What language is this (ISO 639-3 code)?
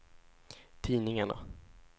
swe